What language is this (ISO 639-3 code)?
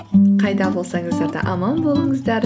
kaz